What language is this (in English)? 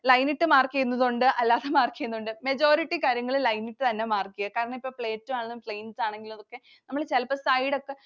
Malayalam